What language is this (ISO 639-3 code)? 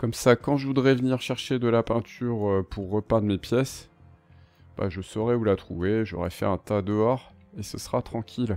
fra